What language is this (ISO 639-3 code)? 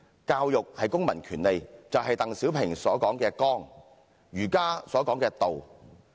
yue